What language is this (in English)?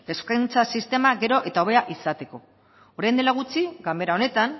Basque